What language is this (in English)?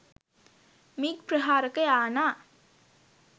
Sinhala